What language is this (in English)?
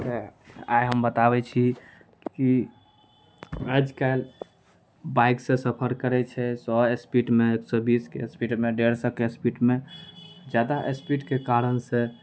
Maithili